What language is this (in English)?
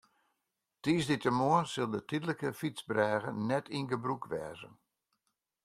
Western Frisian